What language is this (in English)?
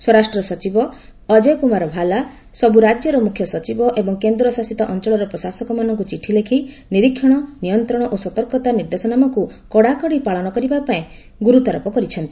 Odia